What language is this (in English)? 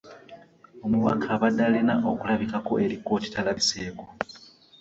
Ganda